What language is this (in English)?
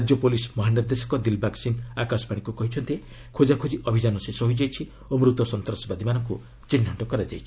Odia